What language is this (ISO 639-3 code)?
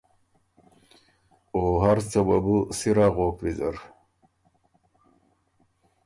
oru